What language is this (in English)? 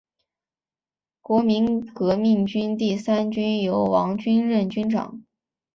Chinese